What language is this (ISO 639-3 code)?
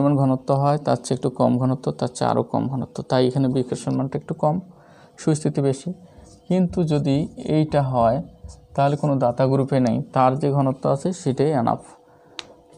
hin